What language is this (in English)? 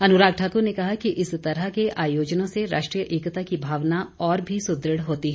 Hindi